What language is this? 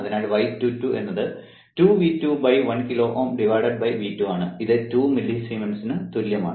Malayalam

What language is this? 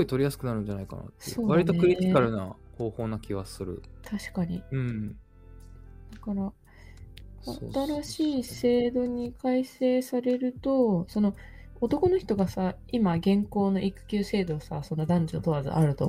Japanese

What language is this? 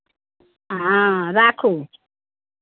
Maithili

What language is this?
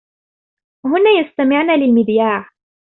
Arabic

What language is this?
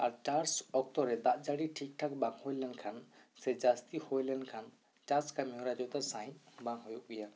Santali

